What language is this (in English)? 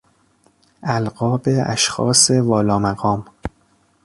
Persian